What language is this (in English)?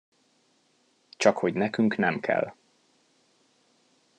Hungarian